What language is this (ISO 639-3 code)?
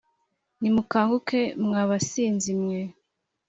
kin